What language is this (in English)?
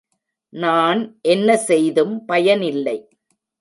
Tamil